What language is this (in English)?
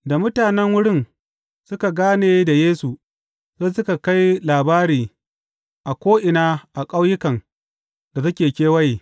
Hausa